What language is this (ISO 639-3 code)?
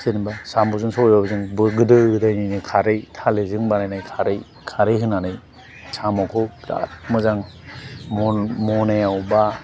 brx